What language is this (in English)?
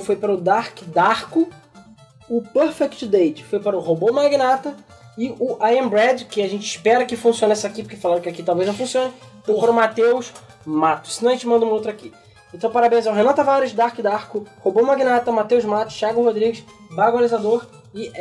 Portuguese